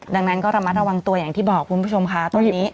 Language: Thai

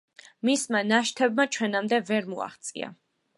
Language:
Georgian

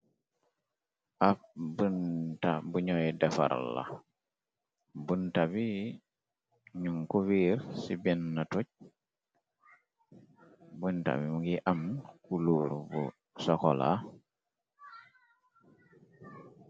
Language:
Wolof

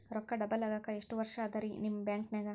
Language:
Kannada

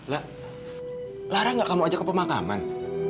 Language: Indonesian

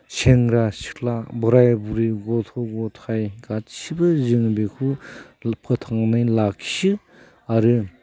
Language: Bodo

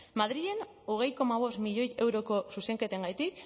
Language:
Basque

